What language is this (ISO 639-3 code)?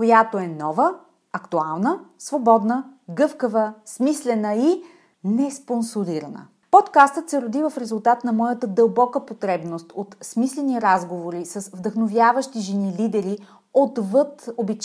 bul